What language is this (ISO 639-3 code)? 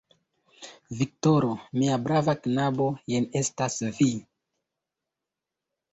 epo